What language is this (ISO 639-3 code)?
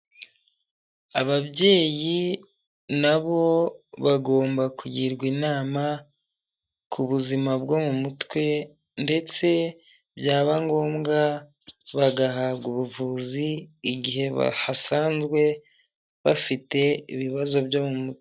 kin